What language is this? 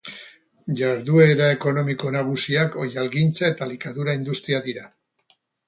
Basque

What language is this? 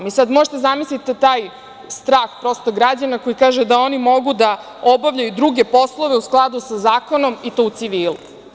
Serbian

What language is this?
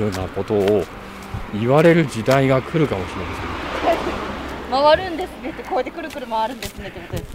Japanese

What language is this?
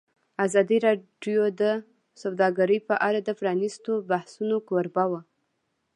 Pashto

